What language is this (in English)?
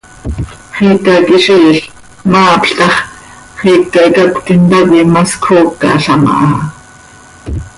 Seri